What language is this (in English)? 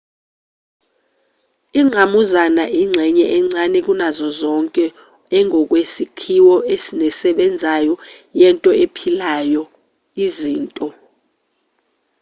Zulu